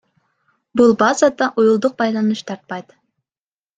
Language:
Kyrgyz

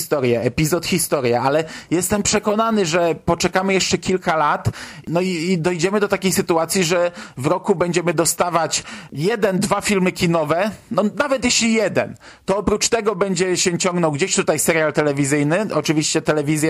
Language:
Polish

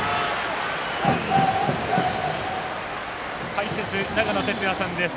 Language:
Japanese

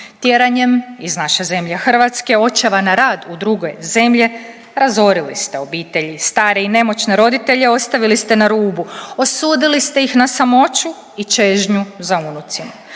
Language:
Croatian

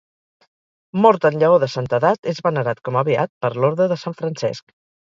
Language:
Catalan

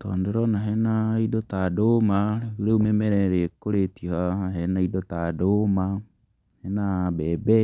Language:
Kikuyu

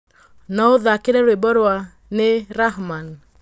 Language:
Kikuyu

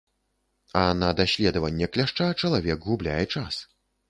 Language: Belarusian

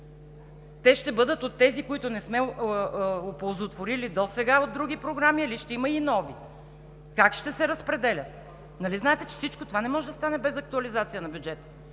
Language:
Bulgarian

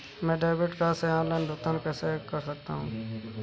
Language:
Hindi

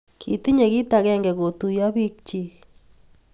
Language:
Kalenjin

